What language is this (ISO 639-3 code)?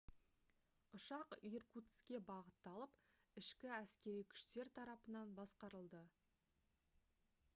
kaz